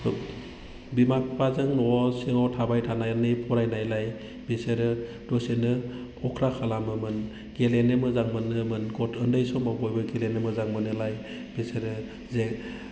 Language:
Bodo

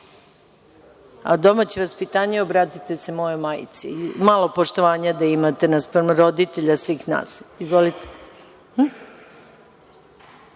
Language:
Serbian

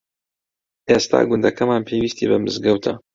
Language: Central Kurdish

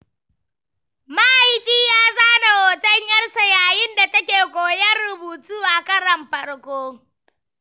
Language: Hausa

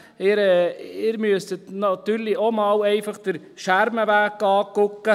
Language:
Swiss German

